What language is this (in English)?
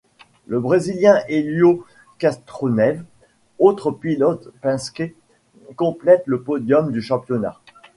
French